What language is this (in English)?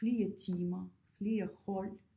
Danish